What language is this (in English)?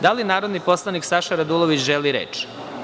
Serbian